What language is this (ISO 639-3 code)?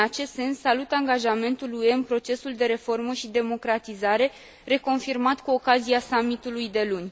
ron